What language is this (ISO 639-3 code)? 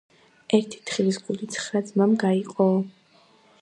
kat